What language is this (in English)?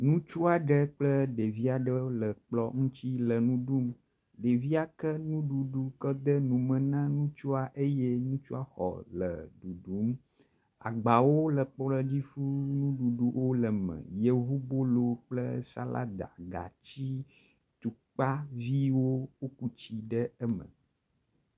Ewe